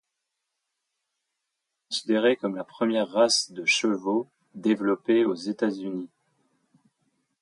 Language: French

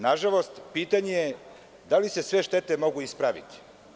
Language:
Serbian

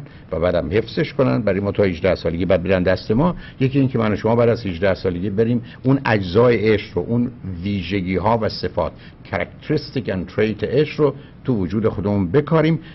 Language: Persian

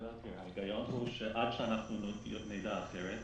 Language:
Hebrew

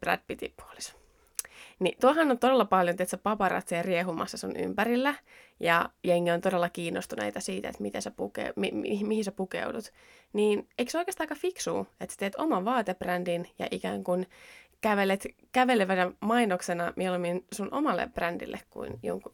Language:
Finnish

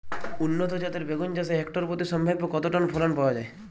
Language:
Bangla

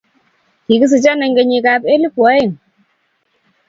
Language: Kalenjin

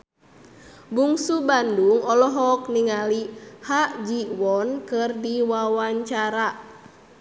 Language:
Sundanese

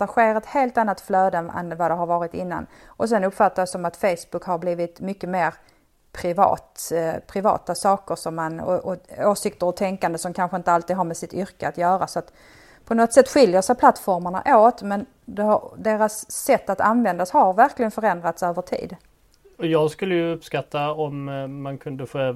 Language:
Swedish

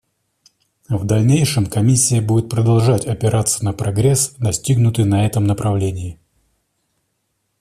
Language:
Russian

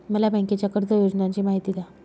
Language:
Marathi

